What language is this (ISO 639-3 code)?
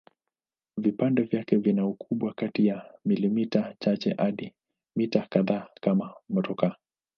swa